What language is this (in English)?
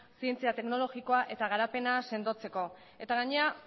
Basque